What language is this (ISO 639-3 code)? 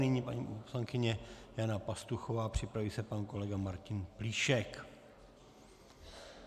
ces